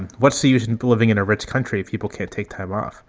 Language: English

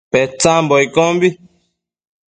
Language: Matsés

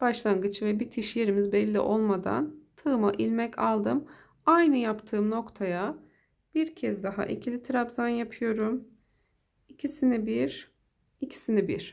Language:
Turkish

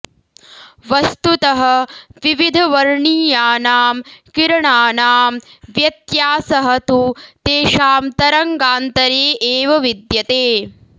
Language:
Sanskrit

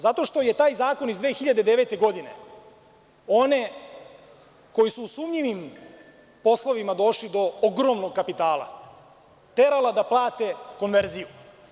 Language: Serbian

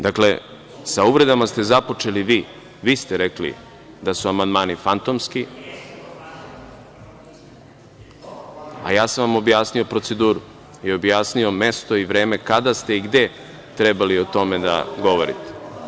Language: Serbian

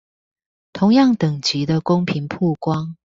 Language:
Chinese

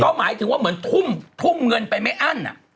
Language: Thai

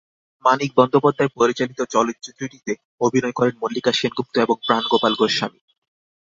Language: Bangla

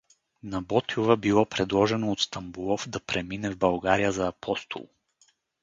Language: Bulgarian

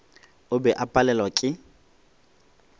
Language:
Northern Sotho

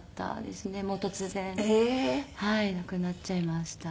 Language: Japanese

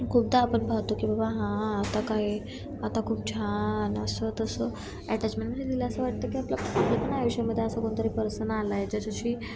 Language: Marathi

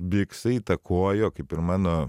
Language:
Lithuanian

